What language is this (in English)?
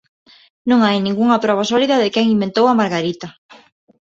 Galician